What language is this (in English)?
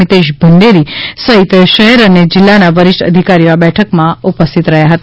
Gujarati